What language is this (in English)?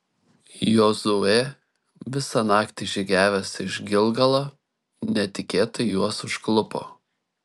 Lithuanian